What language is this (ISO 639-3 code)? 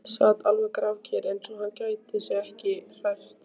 isl